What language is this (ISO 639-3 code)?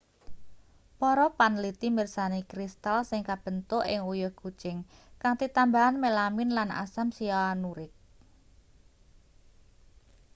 jav